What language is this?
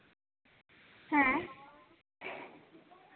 Santali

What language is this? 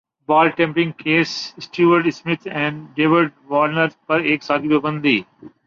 Urdu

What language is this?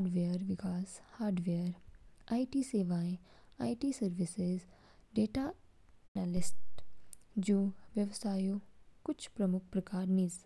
Kinnauri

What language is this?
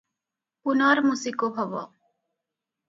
Odia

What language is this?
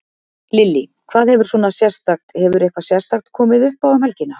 Icelandic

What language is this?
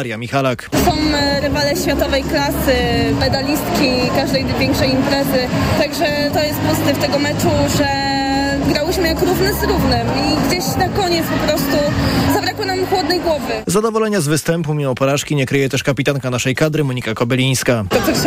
Polish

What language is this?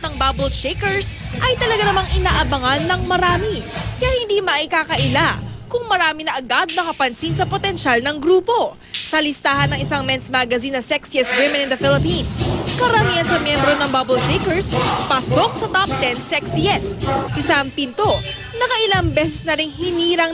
Filipino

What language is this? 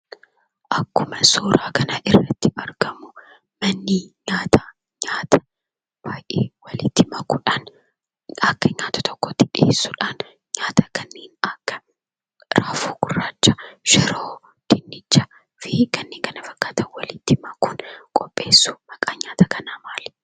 Oromo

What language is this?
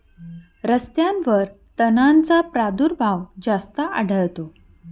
Marathi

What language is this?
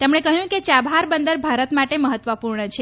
Gujarati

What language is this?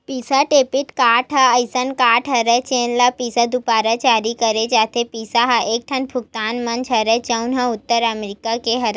Chhattisgarhi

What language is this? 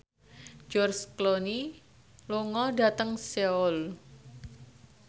Javanese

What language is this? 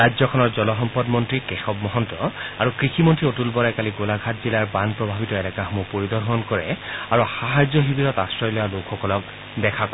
Assamese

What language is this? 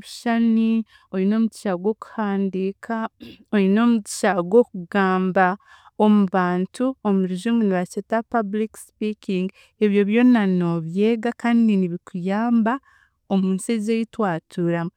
Chiga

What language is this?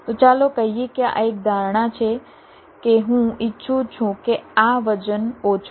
Gujarati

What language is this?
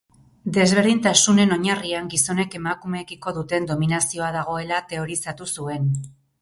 Basque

